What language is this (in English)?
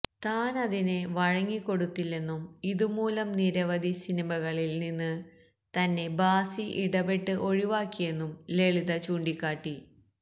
Malayalam